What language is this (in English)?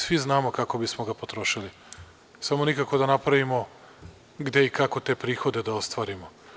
Serbian